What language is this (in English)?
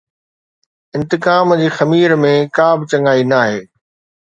Sindhi